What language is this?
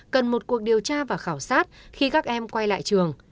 Vietnamese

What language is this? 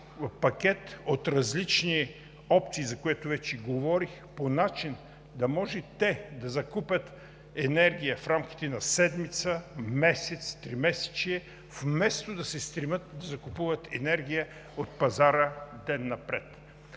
Bulgarian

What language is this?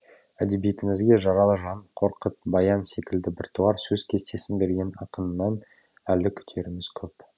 Kazakh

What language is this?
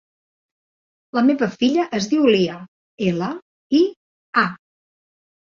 Catalan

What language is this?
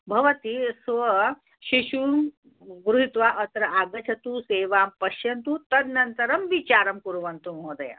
Sanskrit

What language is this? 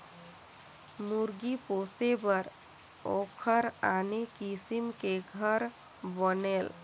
Chhattisgarhi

